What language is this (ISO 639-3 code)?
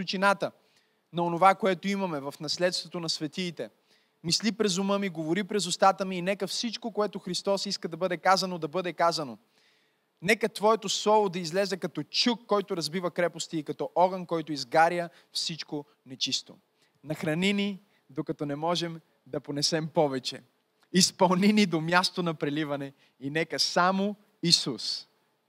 bul